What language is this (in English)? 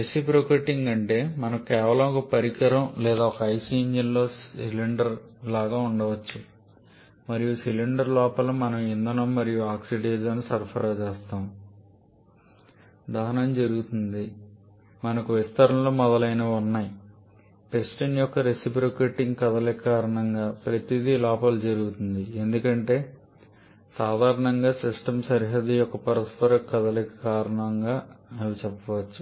Telugu